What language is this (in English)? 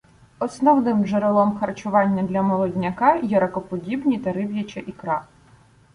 Ukrainian